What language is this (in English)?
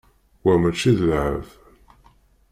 Kabyle